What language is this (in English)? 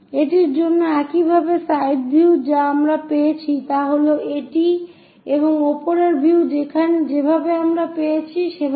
Bangla